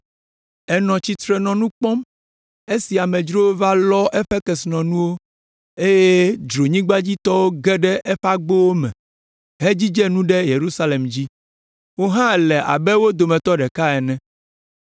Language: Ewe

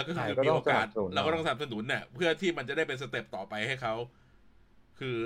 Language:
Thai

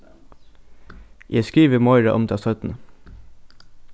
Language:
Faroese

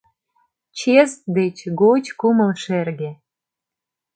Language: Mari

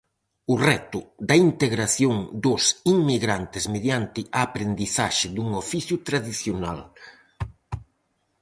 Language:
Galician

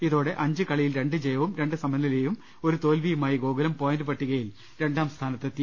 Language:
Malayalam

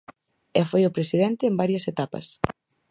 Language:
Galician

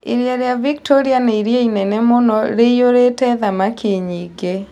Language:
Kikuyu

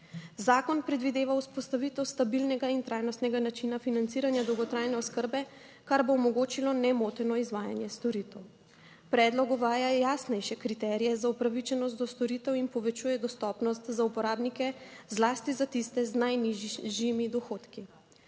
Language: Slovenian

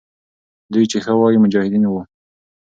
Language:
Pashto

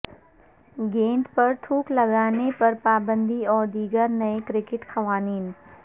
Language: Urdu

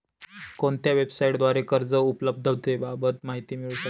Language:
Marathi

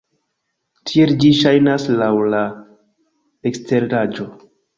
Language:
Esperanto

